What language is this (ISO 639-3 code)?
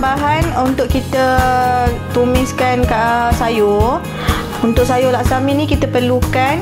msa